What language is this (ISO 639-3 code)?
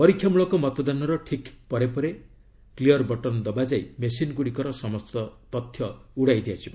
ori